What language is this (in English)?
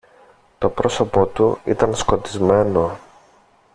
Greek